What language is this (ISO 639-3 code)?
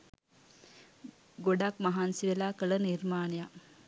sin